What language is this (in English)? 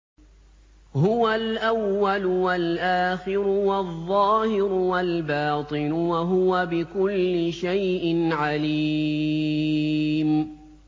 Arabic